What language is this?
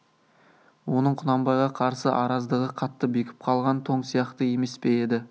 Kazakh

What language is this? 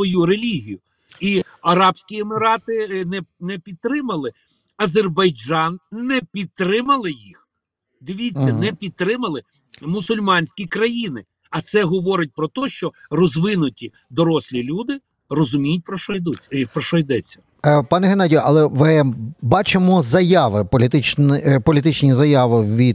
Ukrainian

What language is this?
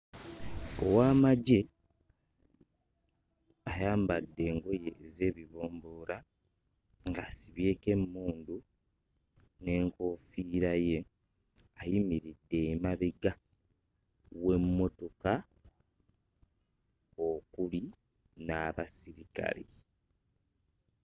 Ganda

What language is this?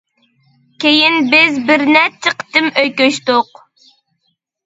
Uyghur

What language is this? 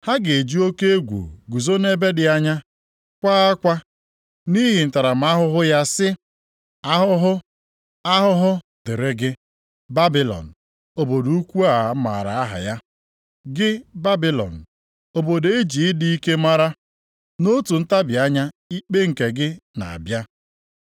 Igbo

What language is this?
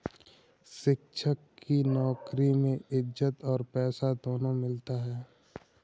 Hindi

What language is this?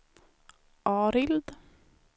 Swedish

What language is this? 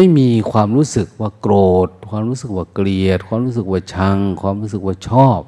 Thai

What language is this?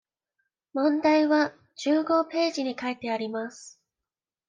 Japanese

